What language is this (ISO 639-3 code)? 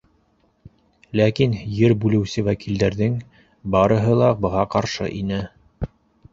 bak